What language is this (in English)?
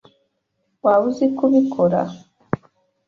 Kinyarwanda